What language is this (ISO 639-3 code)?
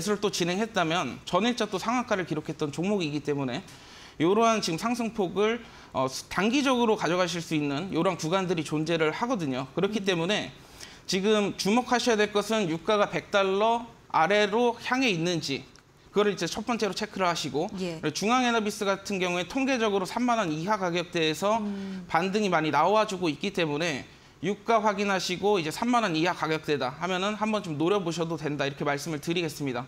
kor